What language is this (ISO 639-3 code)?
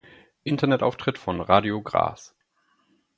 deu